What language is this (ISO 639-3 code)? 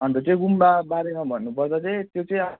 nep